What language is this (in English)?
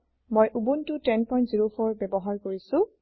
Assamese